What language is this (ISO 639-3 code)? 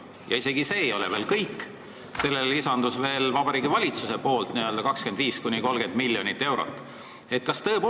est